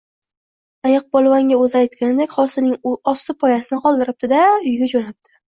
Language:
Uzbek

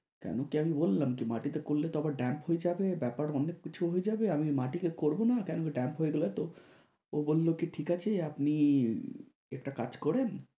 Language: Bangla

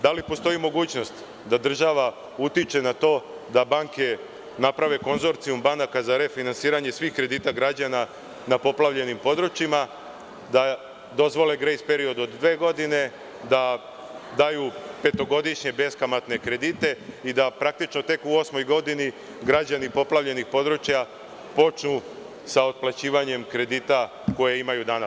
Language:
Serbian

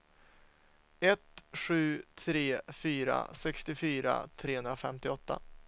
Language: Swedish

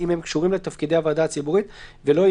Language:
Hebrew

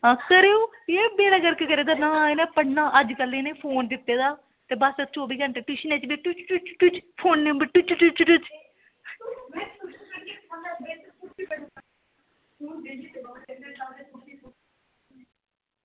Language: Dogri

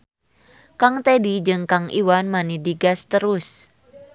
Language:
Sundanese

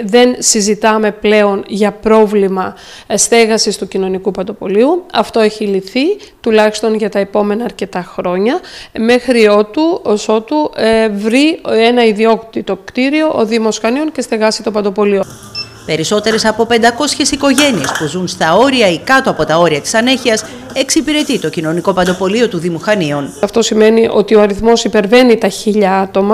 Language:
Greek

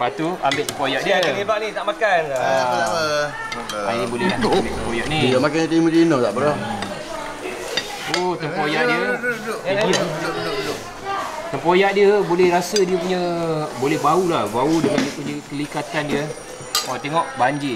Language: Malay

